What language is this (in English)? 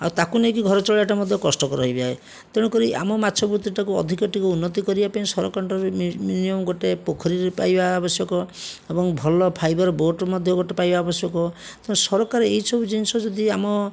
Odia